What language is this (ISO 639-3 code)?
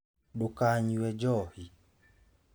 kik